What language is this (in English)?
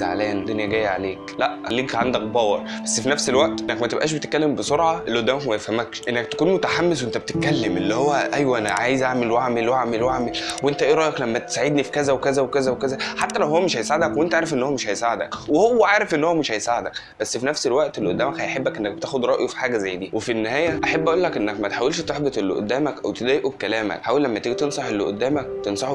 Arabic